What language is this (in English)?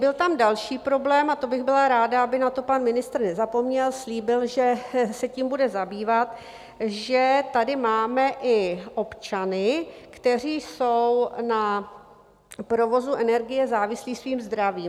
Czech